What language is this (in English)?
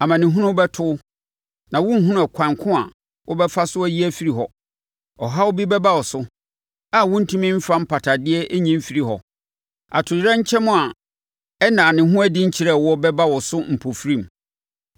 Akan